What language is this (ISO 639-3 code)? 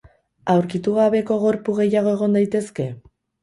eus